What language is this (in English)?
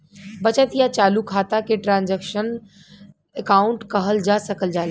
Bhojpuri